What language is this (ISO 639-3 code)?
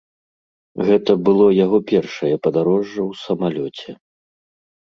bel